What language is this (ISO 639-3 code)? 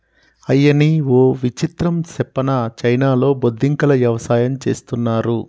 tel